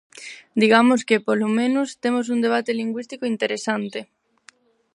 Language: Galician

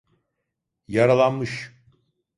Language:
Turkish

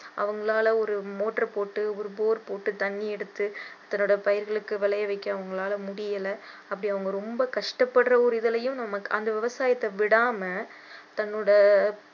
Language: Tamil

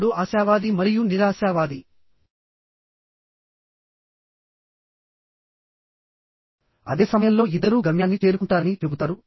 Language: Telugu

